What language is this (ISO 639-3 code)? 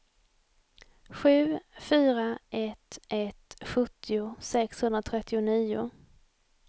swe